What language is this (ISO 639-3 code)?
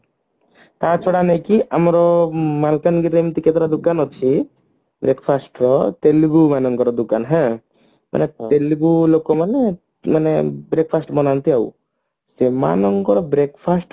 ori